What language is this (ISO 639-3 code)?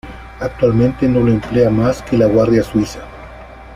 spa